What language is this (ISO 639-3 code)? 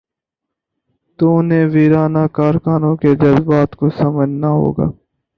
urd